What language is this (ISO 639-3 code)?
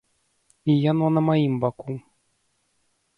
bel